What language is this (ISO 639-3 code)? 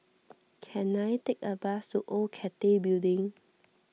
eng